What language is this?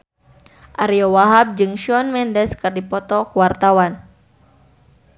Sundanese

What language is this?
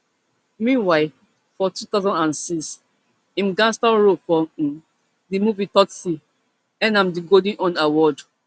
Nigerian Pidgin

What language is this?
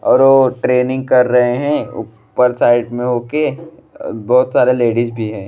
Bhojpuri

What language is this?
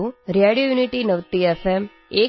Assamese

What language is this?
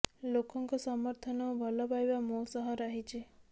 Odia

